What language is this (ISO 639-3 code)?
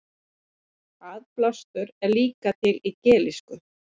isl